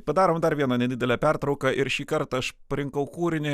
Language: Lithuanian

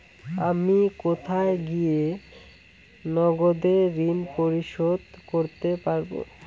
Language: Bangla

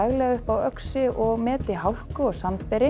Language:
Icelandic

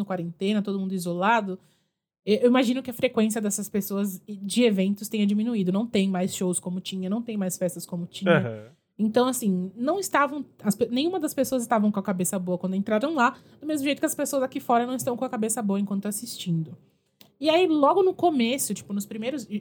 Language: Portuguese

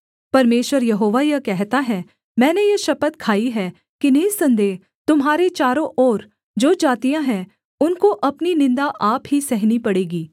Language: Hindi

